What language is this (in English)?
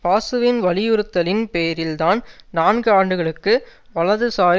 Tamil